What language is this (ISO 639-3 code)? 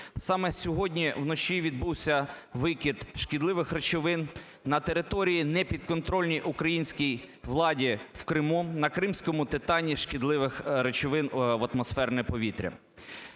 ukr